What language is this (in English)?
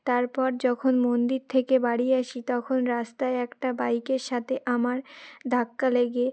Bangla